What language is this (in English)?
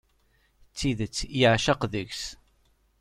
Kabyle